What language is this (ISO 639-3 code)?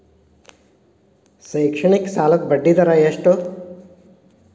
kan